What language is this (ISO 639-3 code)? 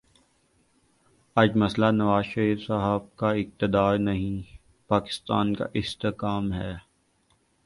urd